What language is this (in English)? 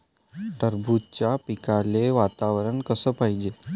Marathi